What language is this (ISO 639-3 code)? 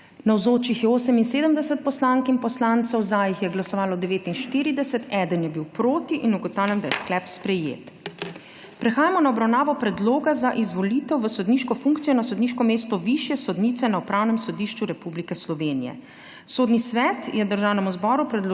slv